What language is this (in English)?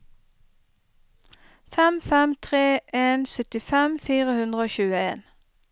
Norwegian